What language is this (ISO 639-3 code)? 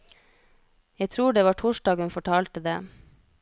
nor